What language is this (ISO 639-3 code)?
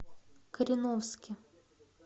rus